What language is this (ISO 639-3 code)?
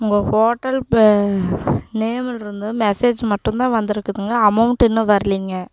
tam